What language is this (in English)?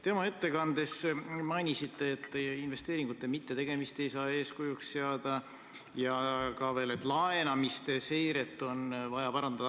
Estonian